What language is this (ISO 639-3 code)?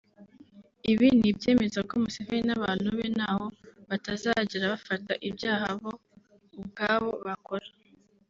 kin